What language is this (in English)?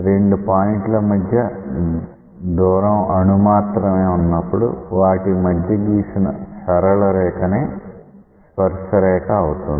Telugu